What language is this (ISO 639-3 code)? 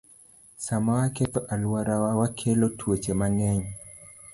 luo